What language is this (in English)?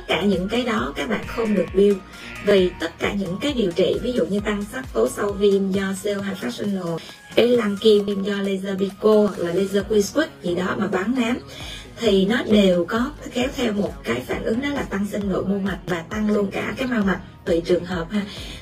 Vietnamese